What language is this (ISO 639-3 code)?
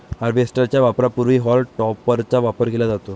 mar